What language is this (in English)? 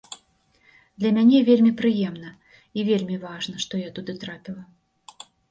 Belarusian